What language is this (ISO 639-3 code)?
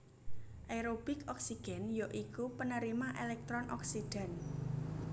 jav